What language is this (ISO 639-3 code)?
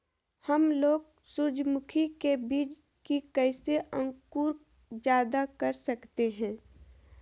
mag